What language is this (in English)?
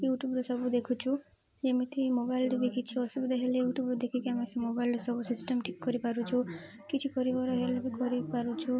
Odia